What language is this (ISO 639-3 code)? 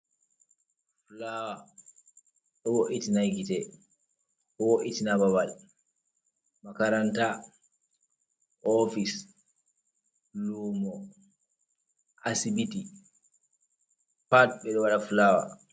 ful